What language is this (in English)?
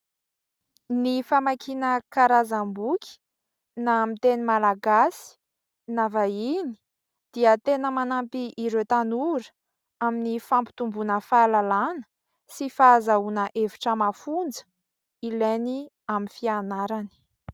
Malagasy